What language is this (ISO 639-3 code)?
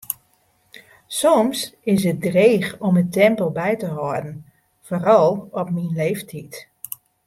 fry